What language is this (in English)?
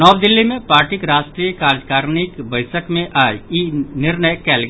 Maithili